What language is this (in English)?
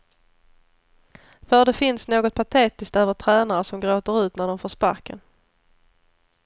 Swedish